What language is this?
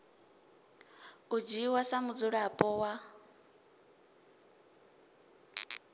Venda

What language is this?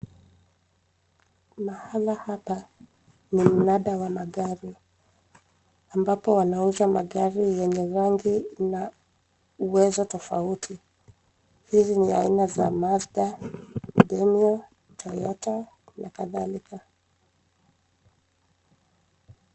Swahili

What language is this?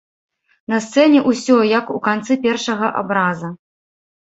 Belarusian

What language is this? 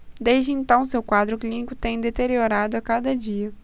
Portuguese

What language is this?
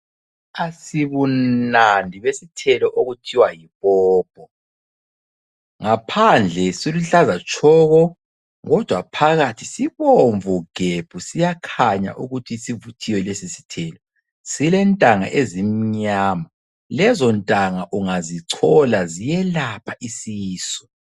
North Ndebele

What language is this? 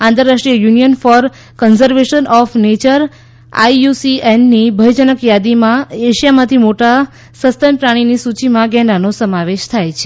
Gujarati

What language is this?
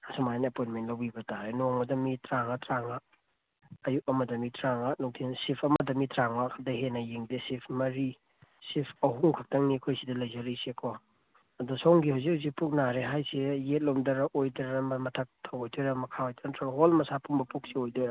Manipuri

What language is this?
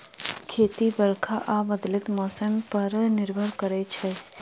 Maithili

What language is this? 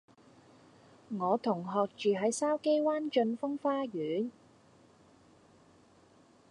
Cantonese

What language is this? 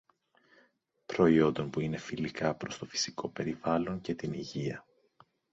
Greek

